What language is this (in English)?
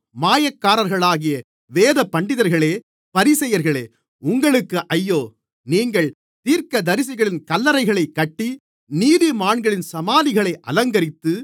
Tamil